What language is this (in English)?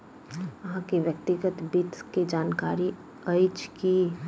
Maithili